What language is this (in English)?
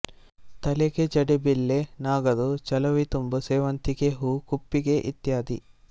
Kannada